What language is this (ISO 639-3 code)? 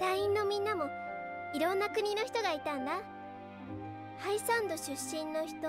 jpn